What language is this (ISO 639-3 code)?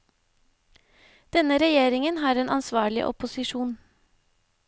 nor